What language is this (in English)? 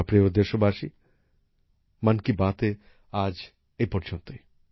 Bangla